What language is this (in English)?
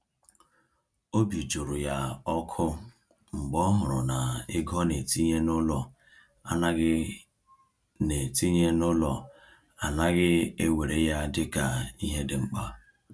Igbo